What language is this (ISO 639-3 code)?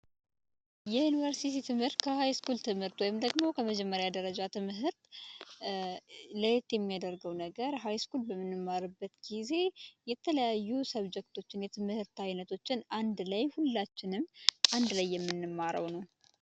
amh